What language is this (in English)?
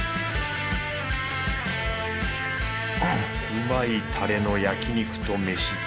Japanese